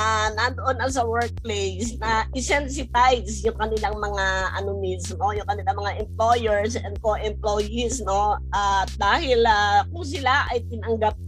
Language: Filipino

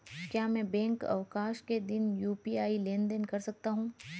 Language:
Hindi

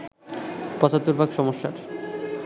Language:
Bangla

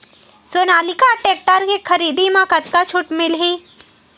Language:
Chhattisgarhi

